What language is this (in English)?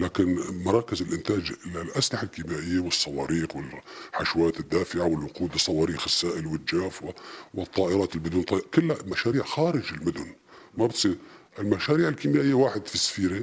Arabic